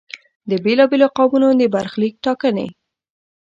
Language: Pashto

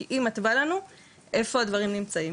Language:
Hebrew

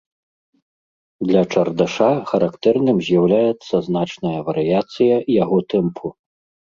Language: Belarusian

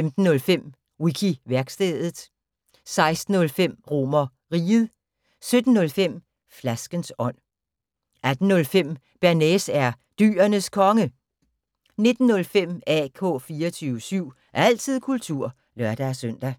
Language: Danish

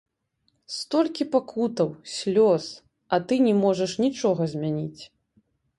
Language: Belarusian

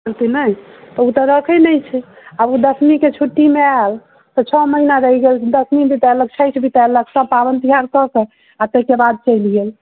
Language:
Maithili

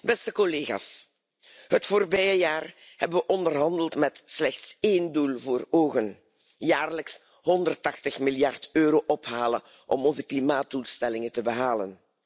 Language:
Dutch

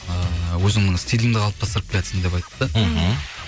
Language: Kazakh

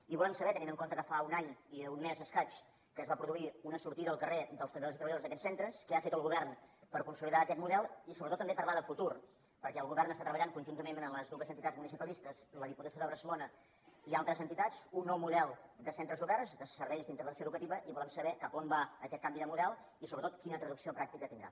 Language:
Catalan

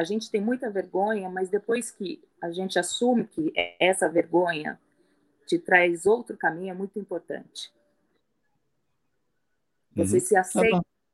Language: Portuguese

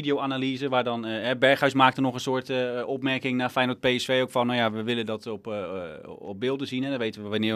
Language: Dutch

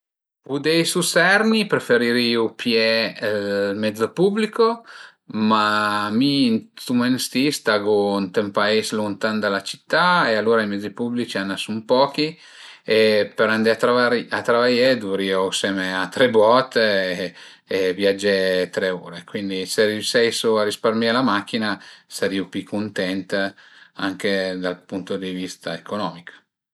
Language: Piedmontese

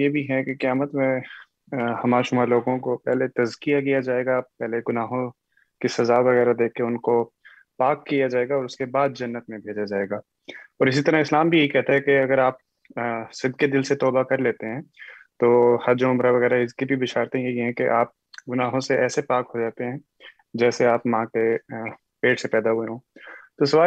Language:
Urdu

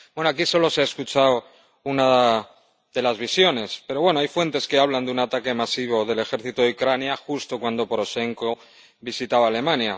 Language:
Spanish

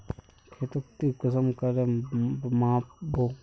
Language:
Magahi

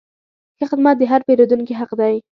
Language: Pashto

